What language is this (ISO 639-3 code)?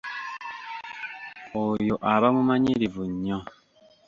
lug